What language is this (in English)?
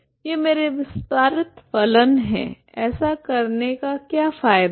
Hindi